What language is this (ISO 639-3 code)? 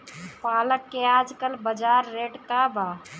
bho